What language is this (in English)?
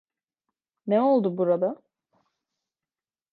Turkish